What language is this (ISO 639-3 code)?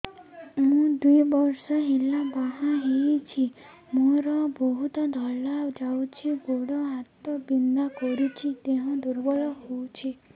ori